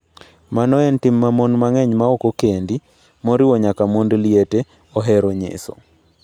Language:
Luo (Kenya and Tanzania)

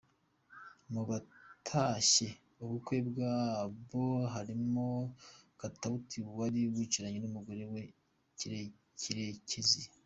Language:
Kinyarwanda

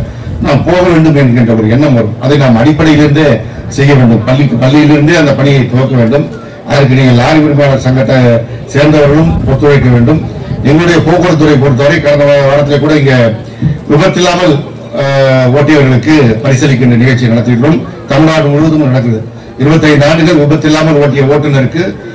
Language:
Tamil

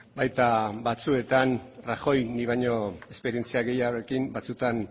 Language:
Basque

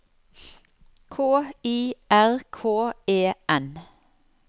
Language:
Norwegian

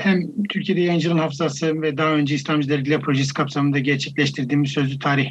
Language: Turkish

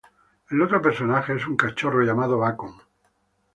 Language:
Spanish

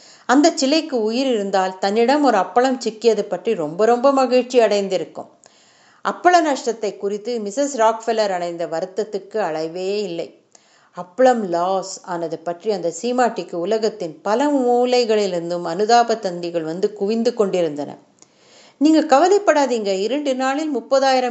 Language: Tamil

